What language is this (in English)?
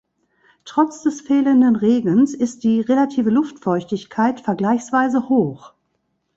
German